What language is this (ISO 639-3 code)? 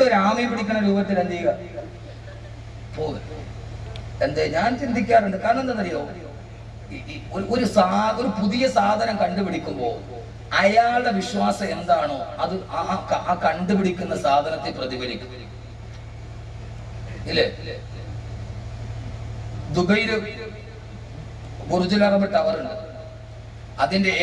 ara